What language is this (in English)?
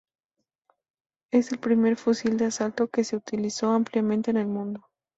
Spanish